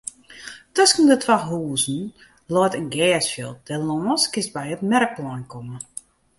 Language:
Western Frisian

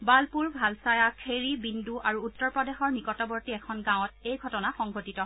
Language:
Assamese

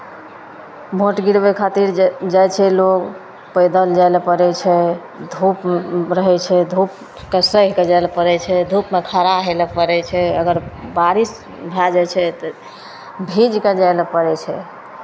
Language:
Maithili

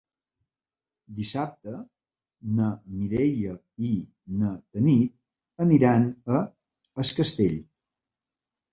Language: Catalan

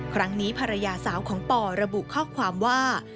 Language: Thai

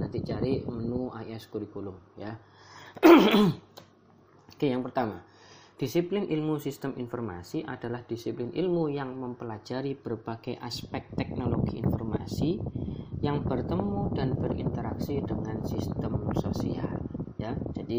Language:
Indonesian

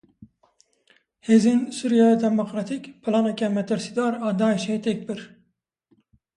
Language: Kurdish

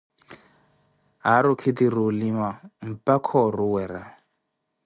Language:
Koti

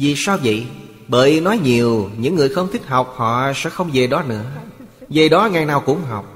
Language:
Vietnamese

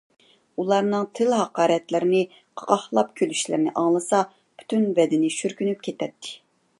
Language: Uyghur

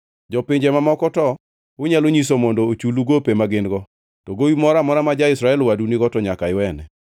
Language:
Luo (Kenya and Tanzania)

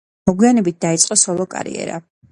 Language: Georgian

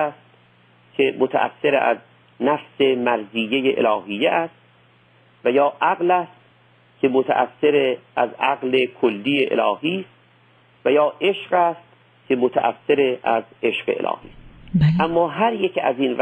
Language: Persian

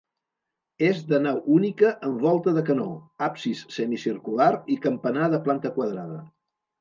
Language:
Catalan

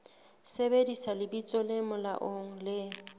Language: Southern Sotho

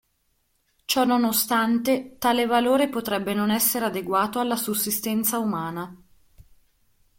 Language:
Italian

